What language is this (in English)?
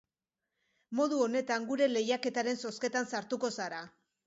Basque